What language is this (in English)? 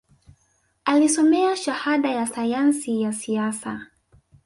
Swahili